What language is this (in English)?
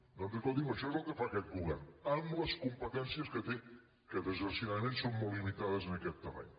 Catalan